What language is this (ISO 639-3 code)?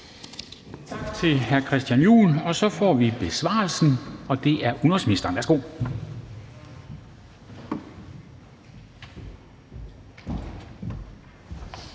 dan